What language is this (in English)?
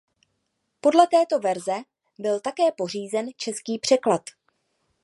Czech